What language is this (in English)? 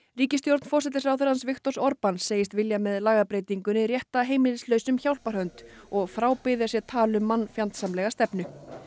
Icelandic